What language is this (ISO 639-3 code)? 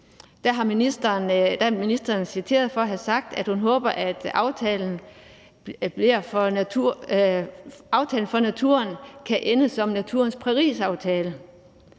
dan